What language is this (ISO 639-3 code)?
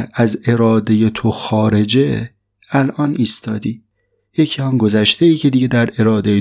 fas